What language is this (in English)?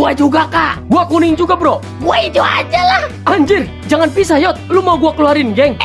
Indonesian